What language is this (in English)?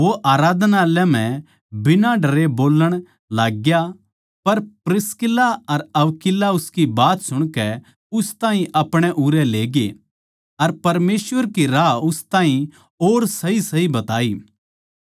Haryanvi